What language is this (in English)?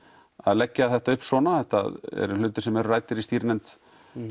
Icelandic